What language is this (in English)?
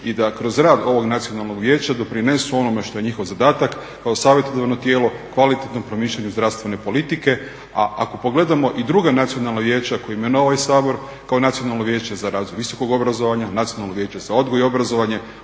Croatian